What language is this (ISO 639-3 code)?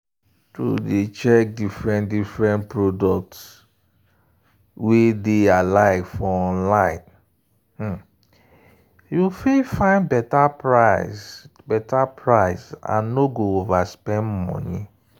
pcm